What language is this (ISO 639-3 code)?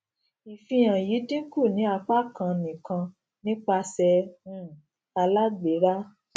yor